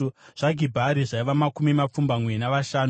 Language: Shona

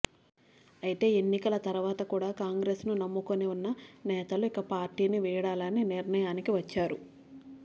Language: Telugu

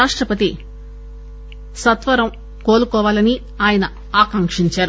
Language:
Telugu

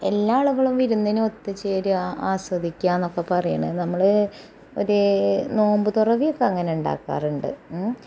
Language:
Malayalam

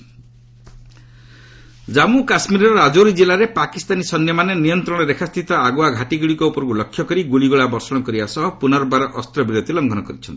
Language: Odia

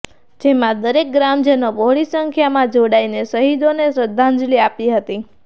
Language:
Gujarati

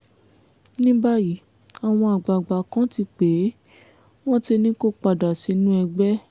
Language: Yoruba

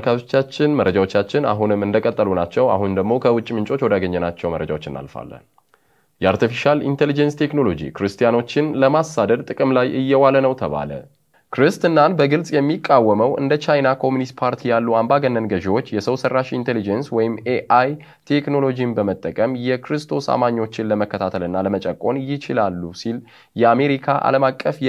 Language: Arabic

